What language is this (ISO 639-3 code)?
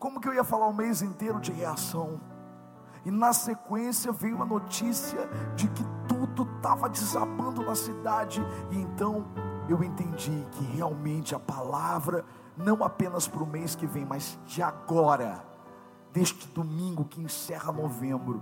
por